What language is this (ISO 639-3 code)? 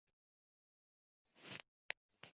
uzb